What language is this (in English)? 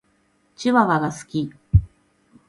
Japanese